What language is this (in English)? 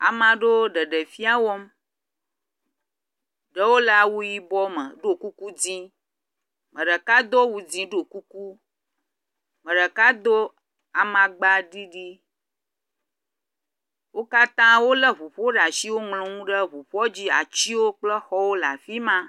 Ewe